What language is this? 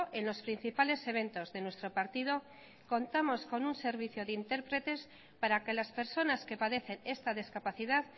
Spanish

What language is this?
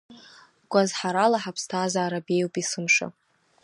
Abkhazian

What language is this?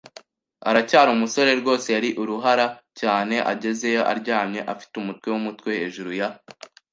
Kinyarwanda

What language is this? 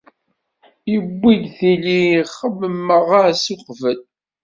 Kabyle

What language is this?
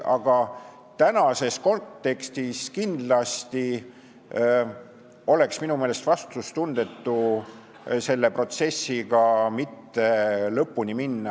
Estonian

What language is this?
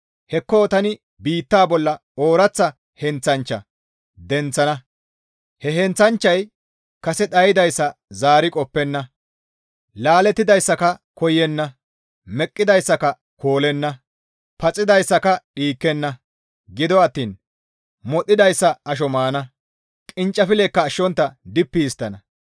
Gamo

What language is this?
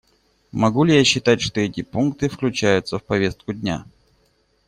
Russian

